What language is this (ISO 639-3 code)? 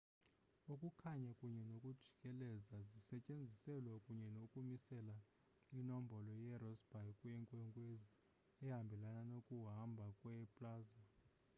xho